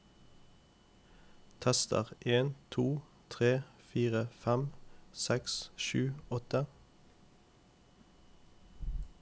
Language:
Norwegian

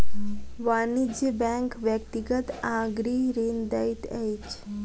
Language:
Maithili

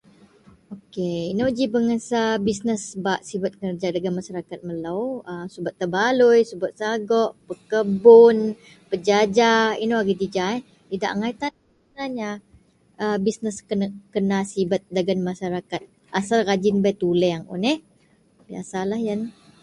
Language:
Central Melanau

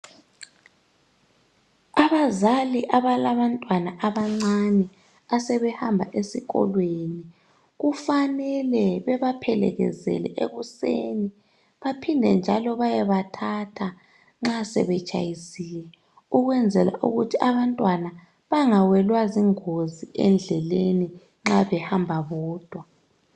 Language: North Ndebele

